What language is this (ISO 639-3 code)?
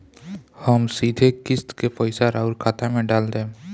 bho